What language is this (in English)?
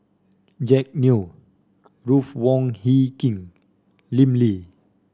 English